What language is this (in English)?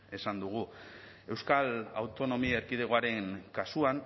Basque